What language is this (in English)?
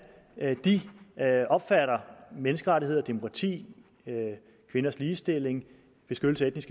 Danish